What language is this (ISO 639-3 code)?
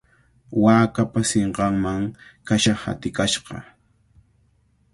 qvl